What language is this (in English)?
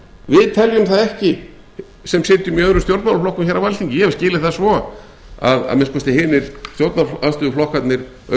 Icelandic